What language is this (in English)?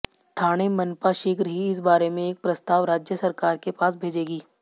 Hindi